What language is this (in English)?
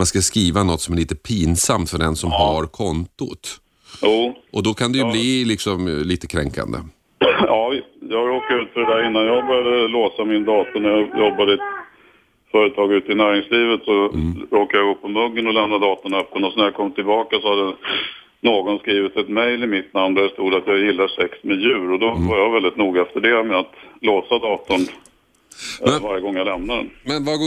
Swedish